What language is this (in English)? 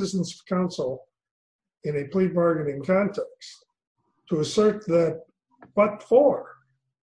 English